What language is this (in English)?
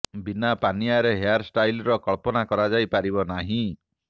Odia